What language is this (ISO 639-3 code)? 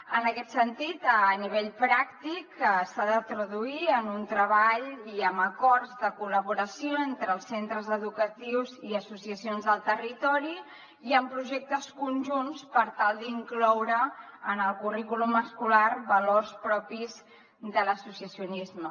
cat